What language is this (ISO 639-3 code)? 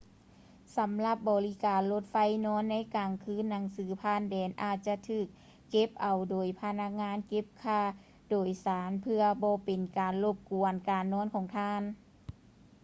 lao